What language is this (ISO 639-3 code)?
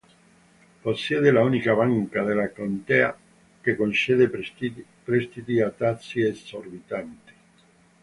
ita